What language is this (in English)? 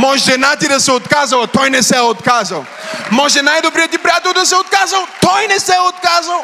Bulgarian